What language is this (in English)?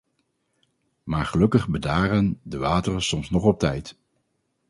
Dutch